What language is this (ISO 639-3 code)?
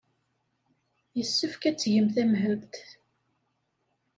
kab